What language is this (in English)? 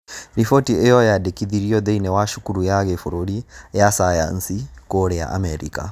Kikuyu